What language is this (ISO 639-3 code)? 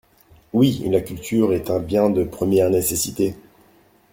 fra